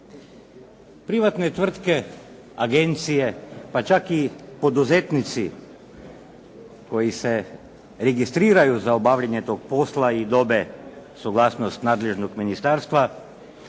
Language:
Croatian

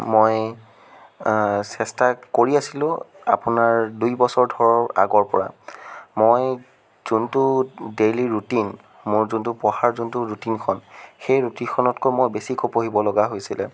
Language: Assamese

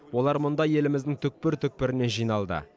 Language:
Kazakh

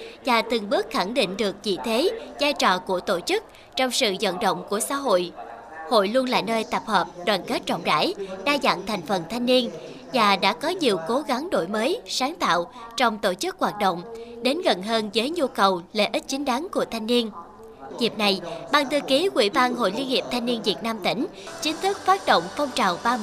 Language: Vietnamese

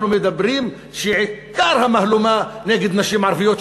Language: Hebrew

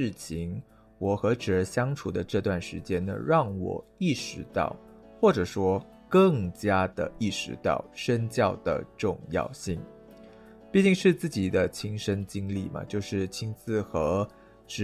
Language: Chinese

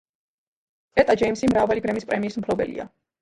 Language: Georgian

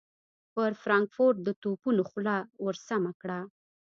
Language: Pashto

